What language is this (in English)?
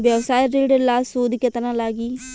Bhojpuri